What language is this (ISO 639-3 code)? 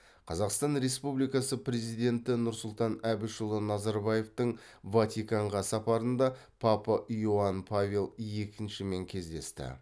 kaz